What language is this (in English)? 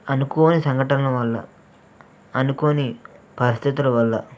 Telugu